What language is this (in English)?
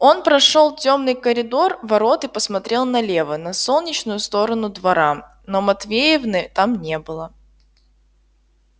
Russian